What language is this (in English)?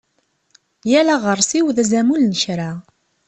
Kabyle